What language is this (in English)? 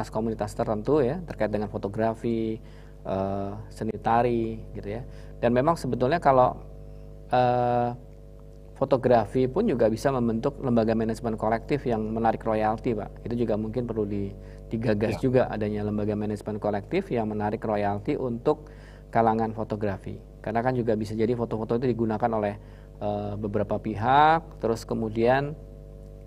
Indonesian